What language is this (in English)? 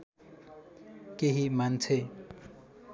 Nepali